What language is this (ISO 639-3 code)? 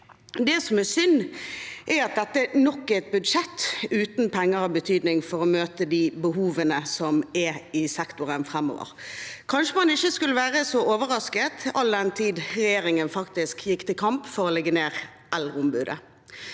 nor